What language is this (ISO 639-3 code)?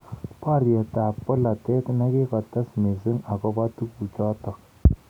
kln